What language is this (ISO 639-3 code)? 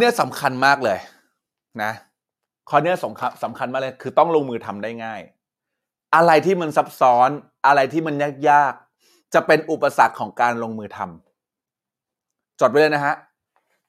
tha